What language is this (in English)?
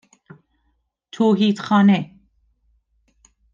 Persian